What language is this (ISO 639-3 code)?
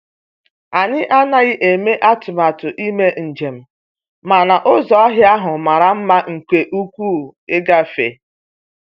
ibo